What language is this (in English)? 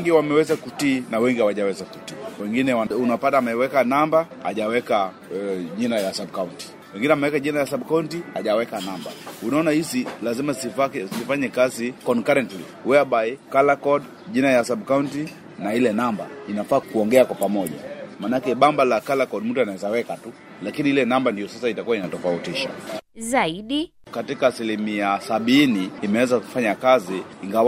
Swahili